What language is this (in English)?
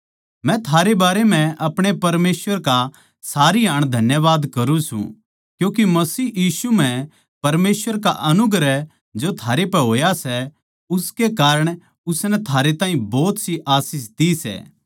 Haryanvi